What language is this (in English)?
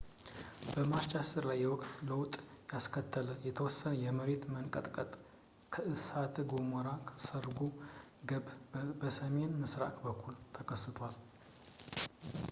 Amharic